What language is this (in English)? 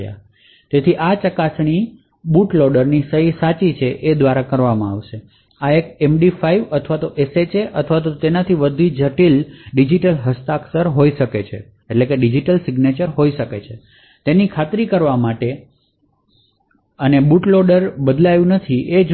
Gujarati